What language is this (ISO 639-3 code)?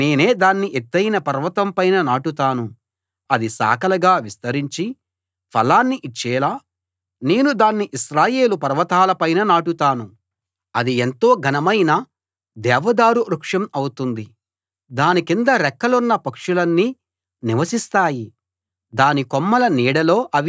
tel